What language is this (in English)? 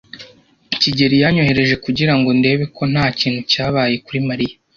Kinyarwanda